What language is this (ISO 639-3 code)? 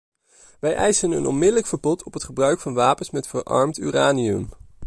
nld